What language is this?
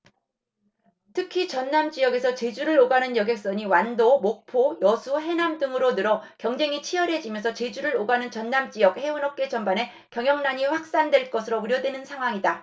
Korean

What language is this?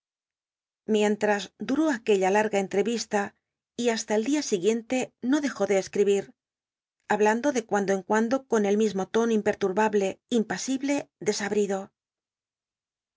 Spanish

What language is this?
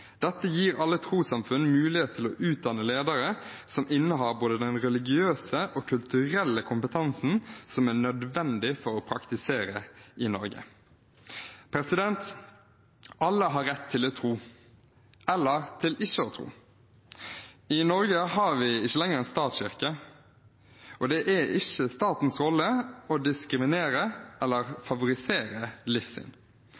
Norwegian Bokmål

